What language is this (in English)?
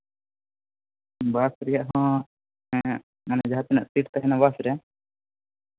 Santali